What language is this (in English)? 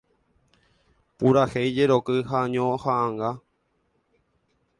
Guarani